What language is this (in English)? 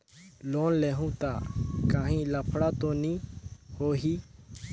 Chhattisgarhi